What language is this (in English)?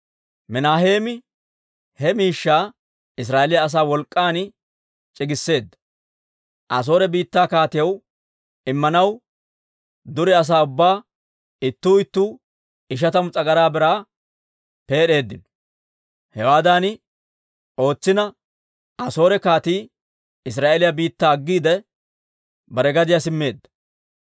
Dawro